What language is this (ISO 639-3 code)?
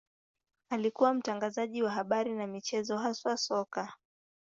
swa